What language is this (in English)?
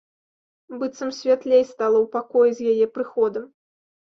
Belarusian